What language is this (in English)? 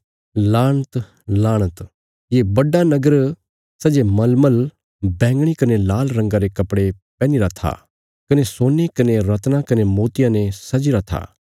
Bilaspuri